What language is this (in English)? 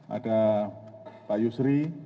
Indonesian